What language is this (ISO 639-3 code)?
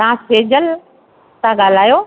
snd